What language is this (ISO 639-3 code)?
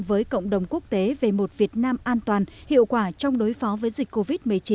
vie